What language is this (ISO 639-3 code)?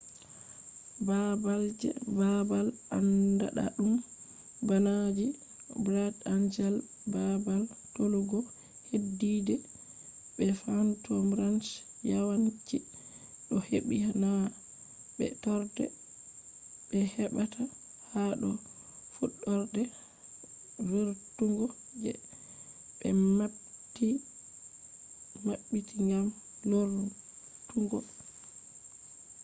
ful